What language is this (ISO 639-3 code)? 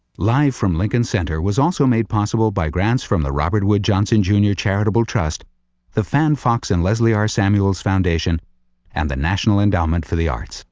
eng